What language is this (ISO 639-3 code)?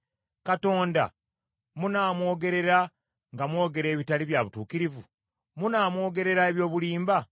lug